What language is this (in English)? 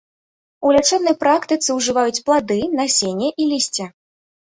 Belarusian